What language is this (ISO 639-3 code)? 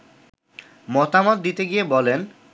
ben